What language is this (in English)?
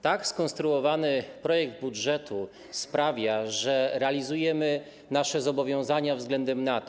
Polish